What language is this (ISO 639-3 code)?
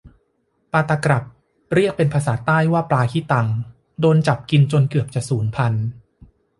tha